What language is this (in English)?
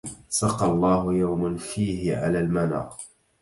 Arabic